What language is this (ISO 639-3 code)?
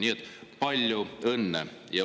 est